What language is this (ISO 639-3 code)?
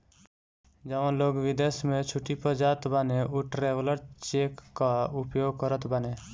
bho